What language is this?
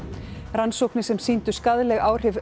Icelandic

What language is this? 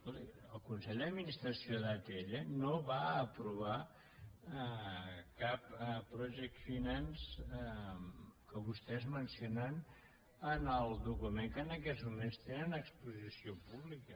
Catalan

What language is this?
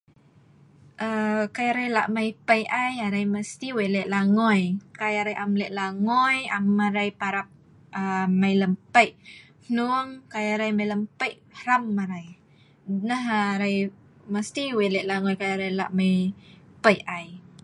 Sa'ban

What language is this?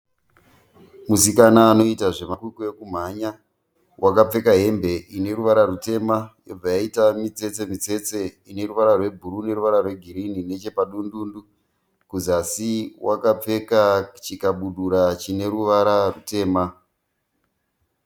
Shona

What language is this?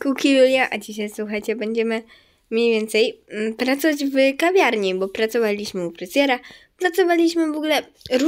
Polish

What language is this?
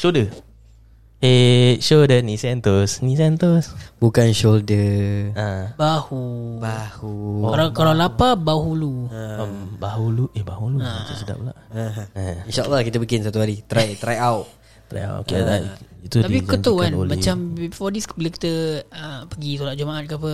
Malay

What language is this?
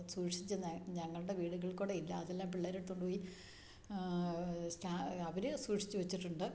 Malayalam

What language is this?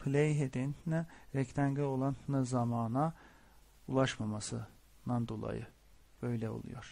Turkish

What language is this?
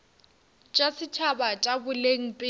Northern Sotho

